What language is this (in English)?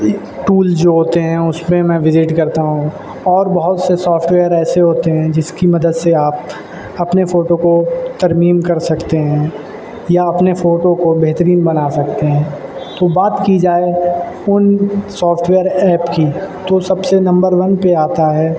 Urdu